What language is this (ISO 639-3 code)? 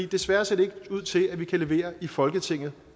dan